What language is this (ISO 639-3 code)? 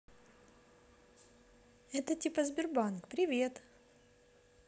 rus